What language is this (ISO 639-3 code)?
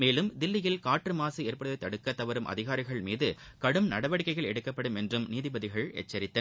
tam